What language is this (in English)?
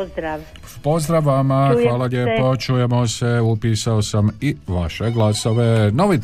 Croatian